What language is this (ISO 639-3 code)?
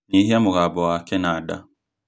kik